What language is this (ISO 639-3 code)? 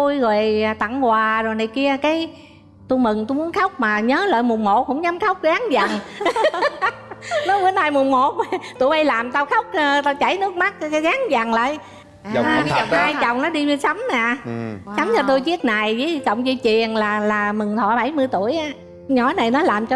vie